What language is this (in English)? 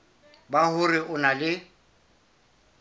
Southern Sotho